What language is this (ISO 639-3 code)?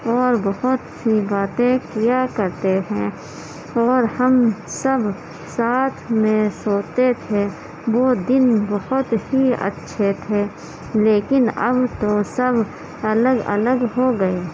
urd